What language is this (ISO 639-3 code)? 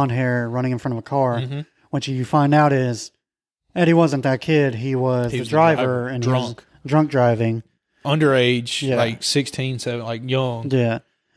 eng